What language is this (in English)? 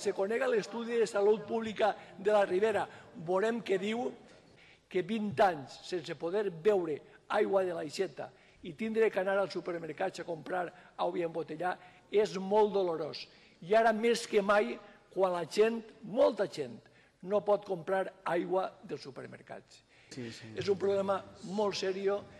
Dutch